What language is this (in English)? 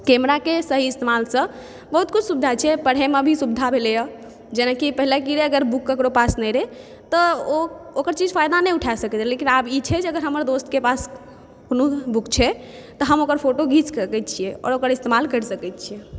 Maithili